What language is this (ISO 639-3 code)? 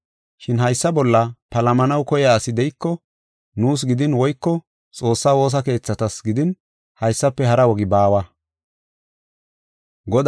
gof